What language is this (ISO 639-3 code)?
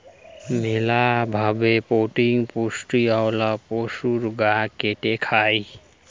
ben